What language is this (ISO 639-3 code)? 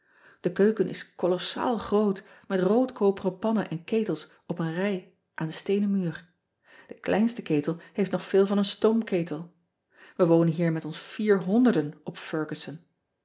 nld